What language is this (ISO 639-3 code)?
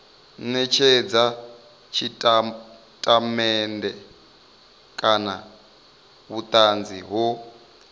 ven